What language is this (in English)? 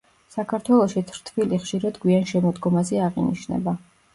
Georgian